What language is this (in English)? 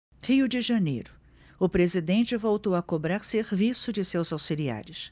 Portuguese